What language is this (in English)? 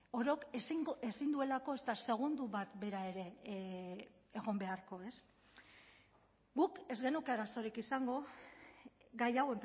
Basque